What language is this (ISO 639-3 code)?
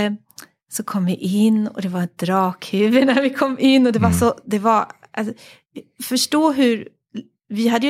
swe